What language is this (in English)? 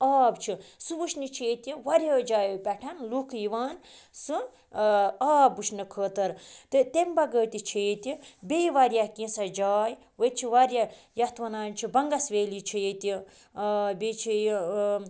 Kashmiri